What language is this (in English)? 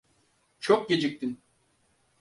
Turkish